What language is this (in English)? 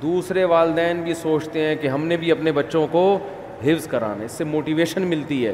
Urdu